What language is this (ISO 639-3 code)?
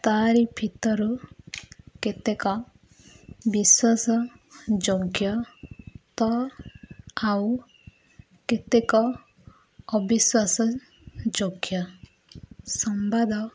ori